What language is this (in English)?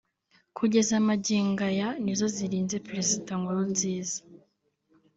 Kinyarwanda